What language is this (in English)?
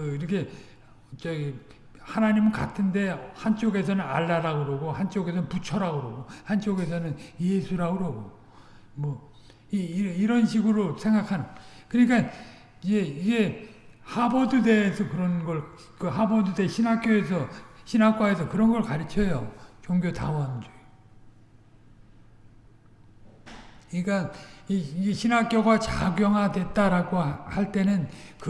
Korean